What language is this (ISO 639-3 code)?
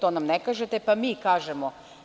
srp